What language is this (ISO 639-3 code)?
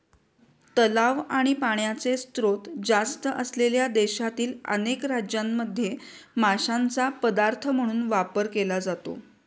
mar